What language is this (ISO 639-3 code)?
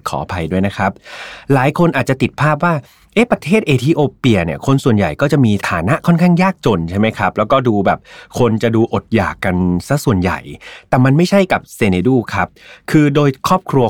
tha